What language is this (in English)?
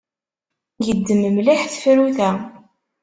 Kabyle